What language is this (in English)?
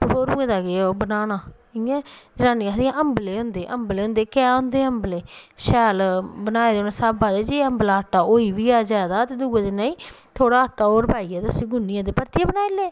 Dogri